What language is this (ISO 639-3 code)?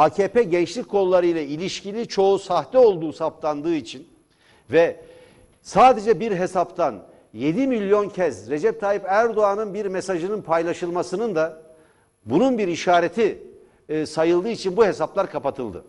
tur